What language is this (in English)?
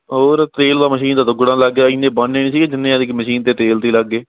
Punjabi